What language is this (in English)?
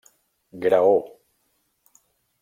Catalan